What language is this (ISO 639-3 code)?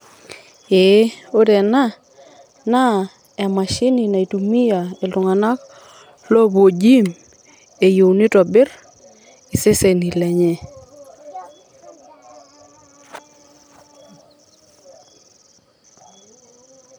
mas